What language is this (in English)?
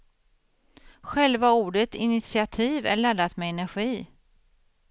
Swedish